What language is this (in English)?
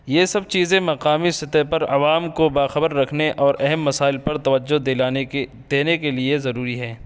Urdu